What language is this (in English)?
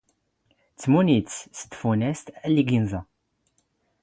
Standard Moroccan Tamazight